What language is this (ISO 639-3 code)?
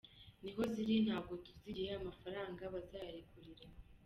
kin